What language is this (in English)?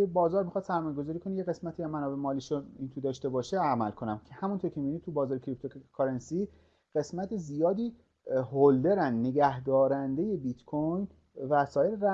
Persian